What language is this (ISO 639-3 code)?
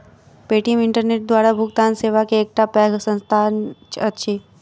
mai